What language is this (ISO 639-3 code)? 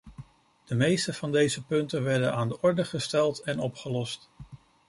nld